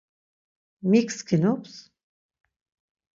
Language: Laz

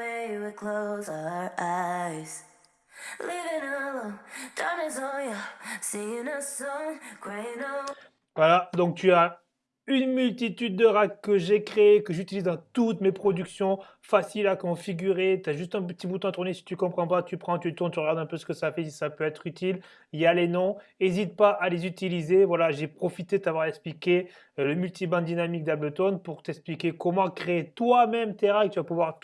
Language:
French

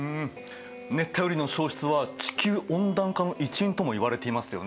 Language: Japanese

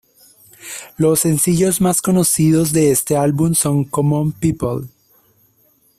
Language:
Spanish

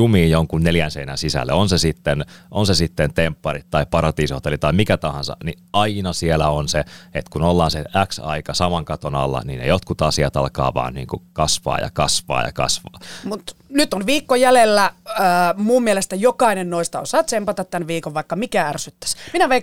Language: Finnish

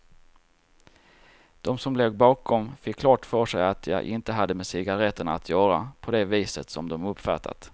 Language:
Swedish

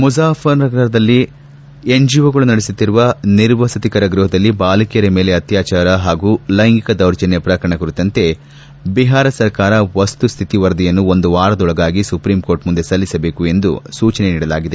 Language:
Kannada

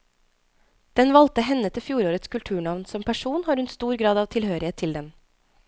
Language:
Norwegian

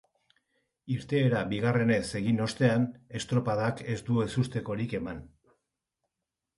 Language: Basque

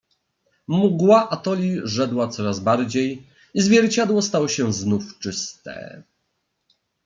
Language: Polish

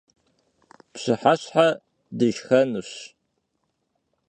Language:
Kabardian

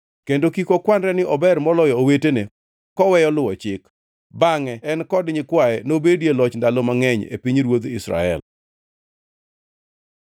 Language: Luo (Kenya and Tanzania)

